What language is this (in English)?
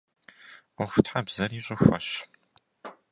Kabardian